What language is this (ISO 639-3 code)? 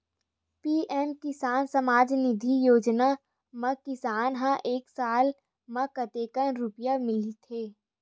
hne